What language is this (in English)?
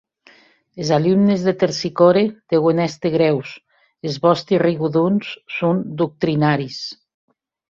Occitan